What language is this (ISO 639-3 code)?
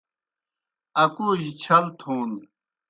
plk